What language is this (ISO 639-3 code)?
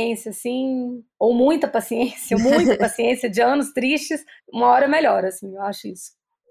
por